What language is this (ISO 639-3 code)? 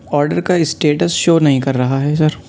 urd